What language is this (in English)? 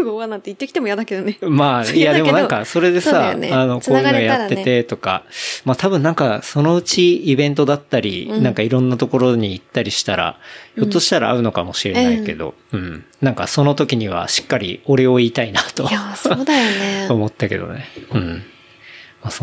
Japanese